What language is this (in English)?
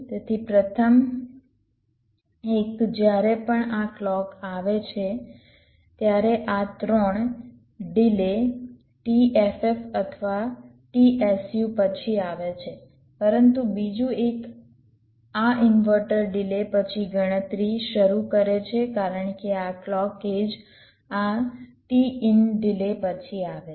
Gujarati